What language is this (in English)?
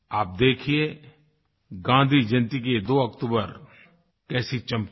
Hindi